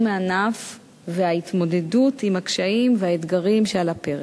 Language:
Hebrew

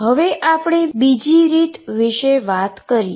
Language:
Gujarati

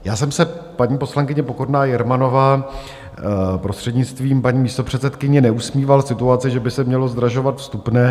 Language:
Czech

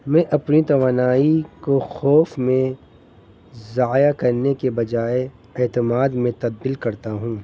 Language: Urdu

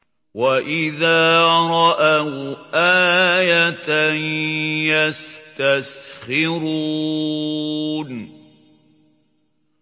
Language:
Arabic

